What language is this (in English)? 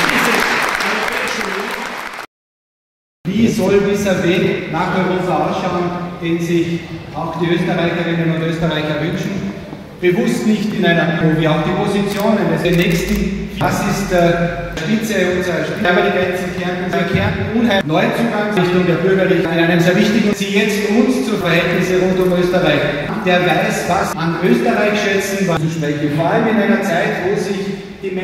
German